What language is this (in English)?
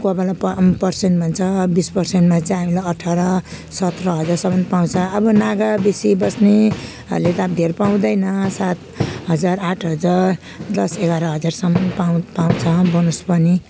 Nepali